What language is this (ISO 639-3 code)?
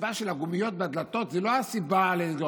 heb